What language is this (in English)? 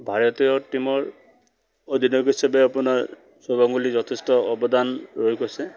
Assamese